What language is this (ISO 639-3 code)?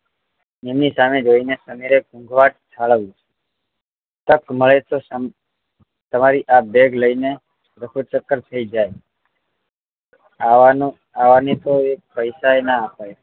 guj